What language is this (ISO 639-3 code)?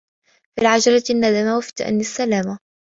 ara